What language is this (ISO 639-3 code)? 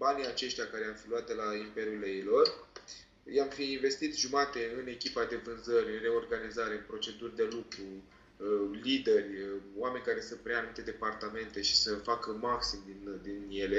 ron